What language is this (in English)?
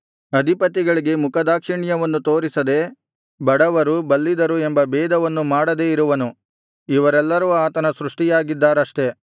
Kannada